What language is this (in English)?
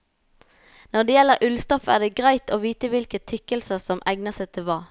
Norwegian